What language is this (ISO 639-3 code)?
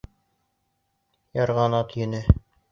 bak